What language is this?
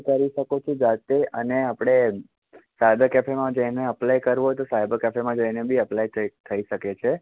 Gujarati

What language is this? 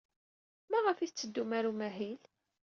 Kabyle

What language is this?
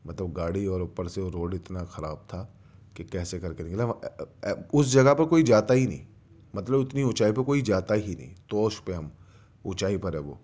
Urdu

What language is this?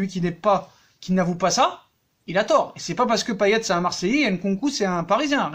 French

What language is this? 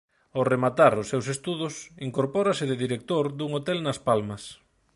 Galician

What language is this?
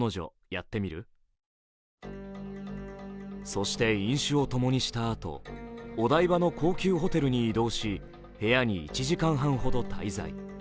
Japanese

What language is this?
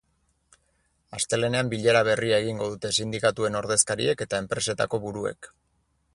Basque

